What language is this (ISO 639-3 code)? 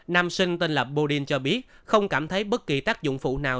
vie